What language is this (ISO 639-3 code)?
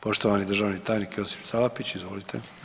hrv